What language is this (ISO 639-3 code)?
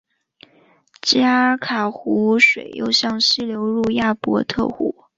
zho